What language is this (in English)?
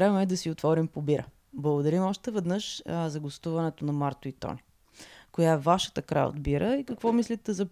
Bulgarian